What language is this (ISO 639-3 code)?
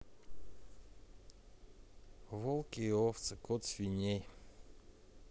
rus